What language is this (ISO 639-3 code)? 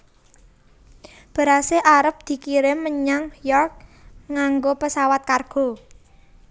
jav